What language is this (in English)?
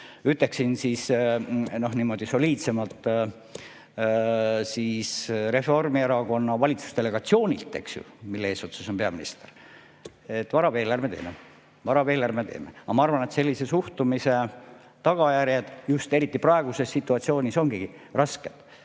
Estonian